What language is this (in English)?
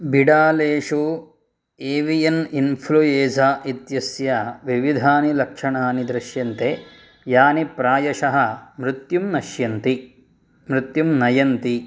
Sanskrit